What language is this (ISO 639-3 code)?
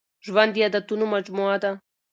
pus